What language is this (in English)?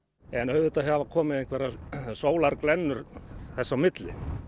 Icelandic